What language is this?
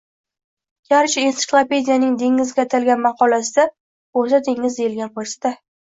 Uzbek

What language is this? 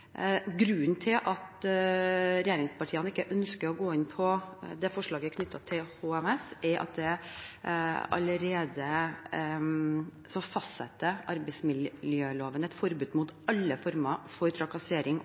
Norwegian Bokmål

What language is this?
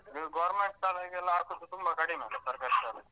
Kannada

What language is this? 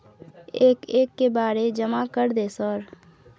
Maithili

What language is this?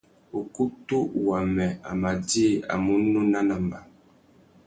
Tuki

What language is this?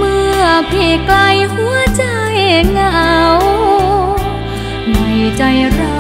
Thai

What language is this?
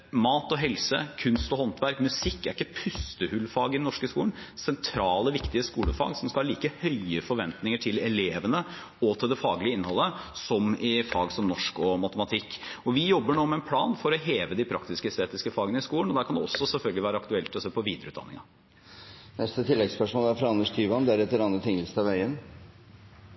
Norwegian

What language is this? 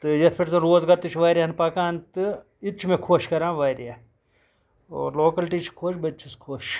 Kashmiri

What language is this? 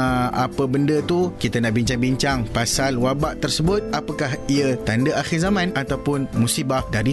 Malay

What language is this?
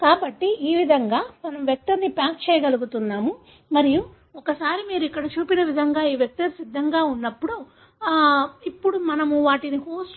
Telugu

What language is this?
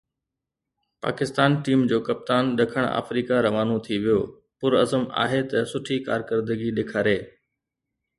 Sindhi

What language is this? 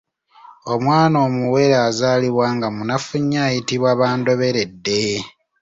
Ganda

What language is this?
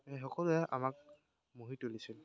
Assamese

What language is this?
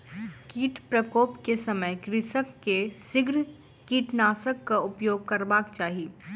Maithili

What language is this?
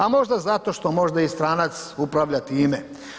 Croatian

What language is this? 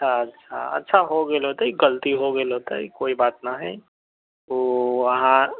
Maithili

